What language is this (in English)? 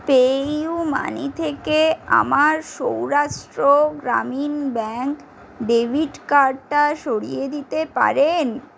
Bangla